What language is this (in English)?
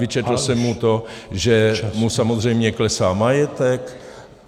Czech